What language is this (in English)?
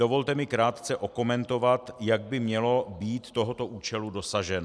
Czech